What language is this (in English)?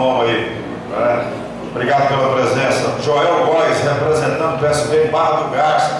Portuguese